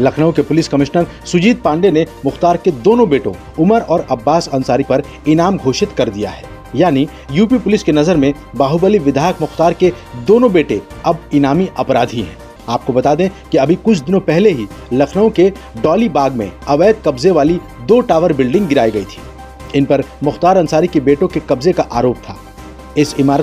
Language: Hindi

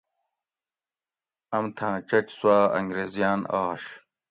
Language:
Gawri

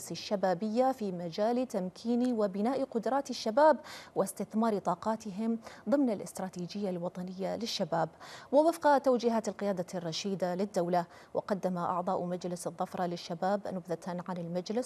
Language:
Arabic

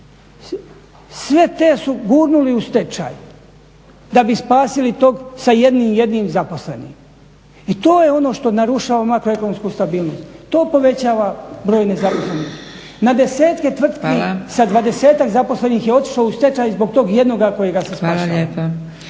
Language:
Croatian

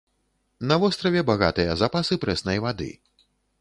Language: Belarusian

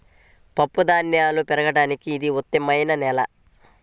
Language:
Telugu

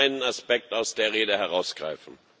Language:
German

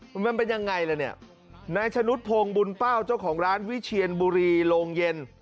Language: Thai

